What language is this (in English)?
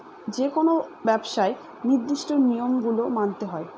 Bangla